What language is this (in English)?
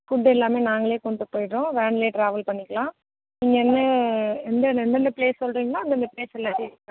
Tamil